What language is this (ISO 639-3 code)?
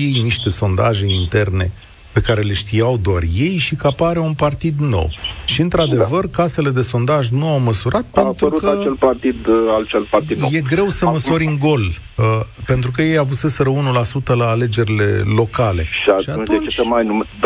ron